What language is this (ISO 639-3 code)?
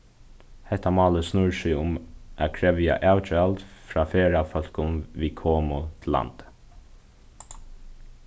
fao